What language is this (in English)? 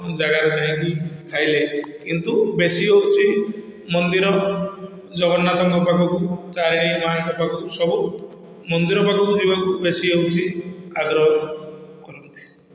Odia